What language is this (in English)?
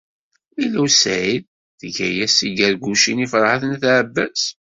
Kabyle